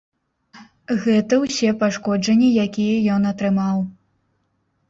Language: Belarusian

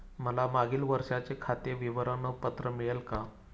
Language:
Marathi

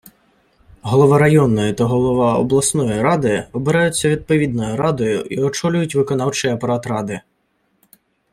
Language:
Ukrainian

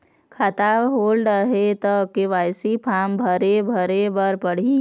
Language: Chhattisgarhi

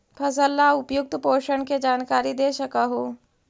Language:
Magahi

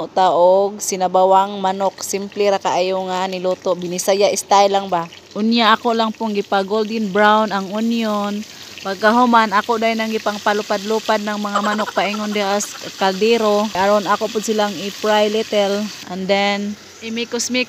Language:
Filipino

